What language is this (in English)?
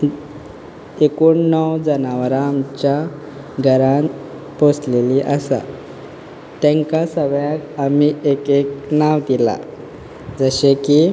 Konkani